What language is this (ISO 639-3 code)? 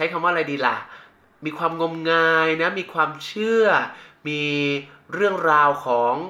tha